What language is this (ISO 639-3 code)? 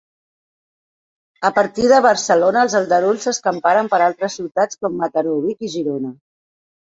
cat